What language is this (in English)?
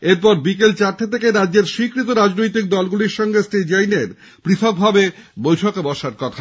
Bangla